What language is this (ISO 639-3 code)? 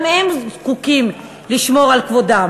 heb